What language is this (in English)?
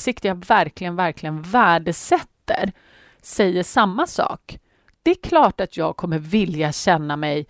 Swedish